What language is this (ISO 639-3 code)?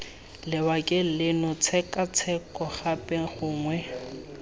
tsn